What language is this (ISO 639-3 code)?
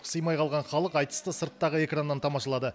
kaz